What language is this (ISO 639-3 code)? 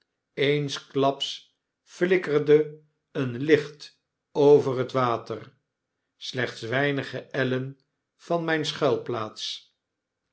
nld